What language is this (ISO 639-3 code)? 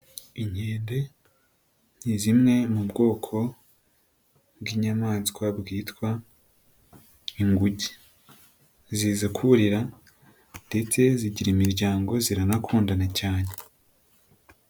kin